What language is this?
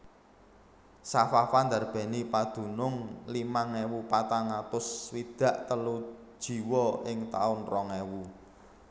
Javanese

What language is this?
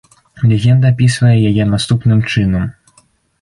Belarusian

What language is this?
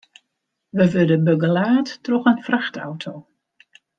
Western Frisian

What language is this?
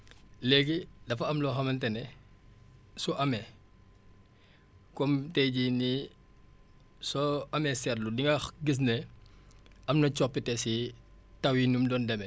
Wolof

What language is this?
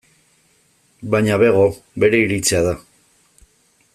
Basque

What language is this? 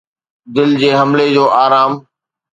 Sindhi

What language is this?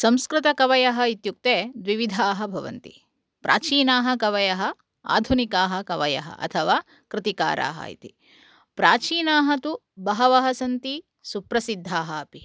Sanskrit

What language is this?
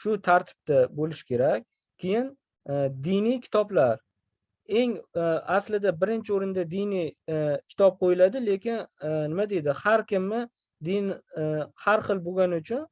Uzbek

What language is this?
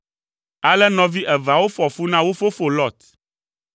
Ewe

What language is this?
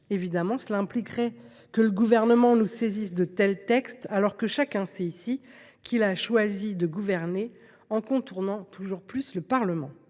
French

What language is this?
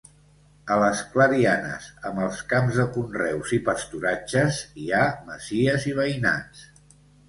Catalan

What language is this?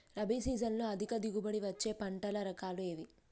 Telugu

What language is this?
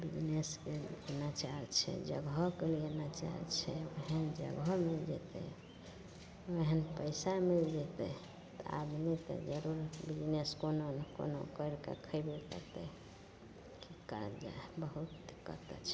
Maithili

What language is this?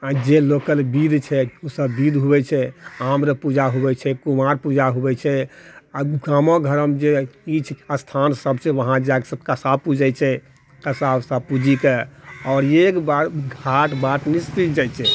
Maithili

